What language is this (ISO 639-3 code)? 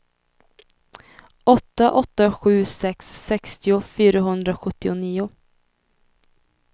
swe